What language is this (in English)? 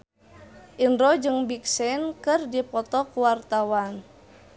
Sundanese